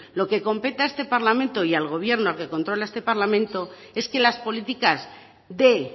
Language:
Spanish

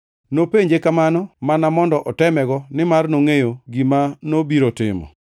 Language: Luo (Kenya and Tanzania)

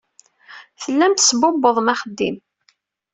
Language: Kabyle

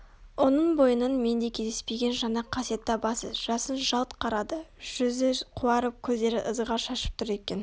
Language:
Kazakh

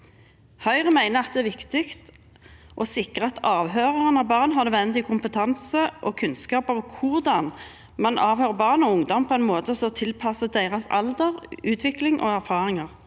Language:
Norwegian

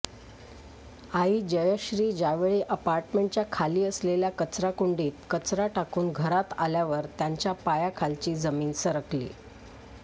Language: Marathi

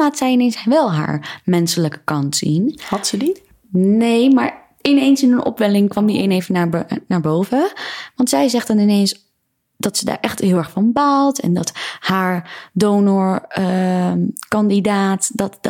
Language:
Dutch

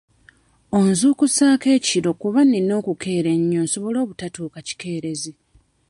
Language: Ganda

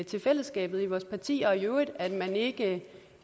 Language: Danish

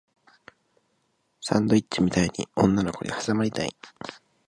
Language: Japanese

